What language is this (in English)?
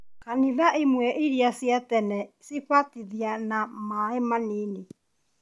Kikuyu